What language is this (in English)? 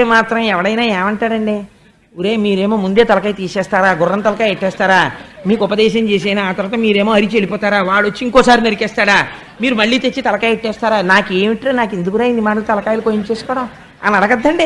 Telugu